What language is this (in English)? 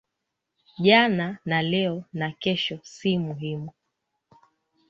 Swahili